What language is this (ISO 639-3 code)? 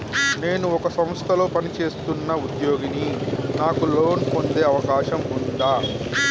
tel